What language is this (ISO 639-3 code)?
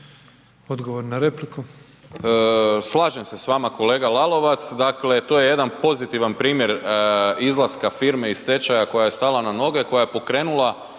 hrv